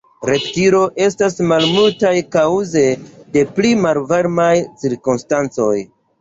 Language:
Esperanto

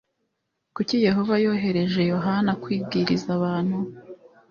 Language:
Kinyarwanda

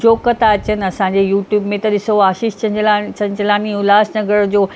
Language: Sindhi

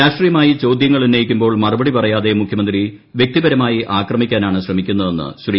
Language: Malayalam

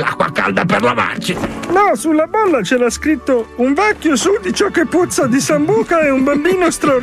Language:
Italian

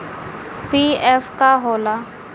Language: Bhojpuri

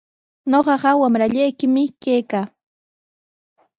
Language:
Sihuas Ancash Quechua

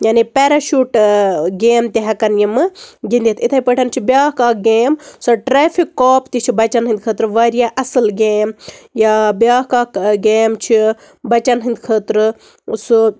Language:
Kashmiri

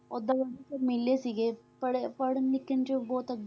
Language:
Punjabi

